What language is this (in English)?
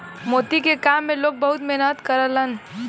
Bhojpuri